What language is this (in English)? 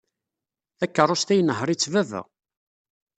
Kabyle